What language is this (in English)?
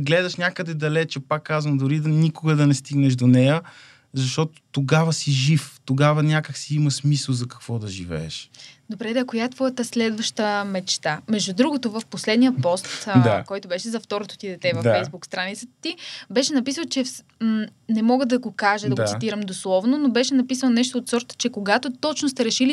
Bulgarian